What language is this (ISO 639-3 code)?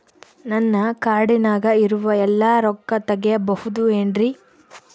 kan